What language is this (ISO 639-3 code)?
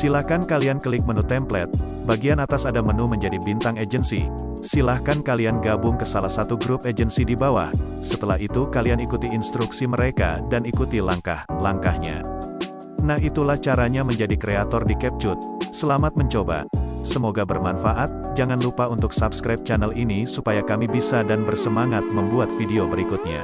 ind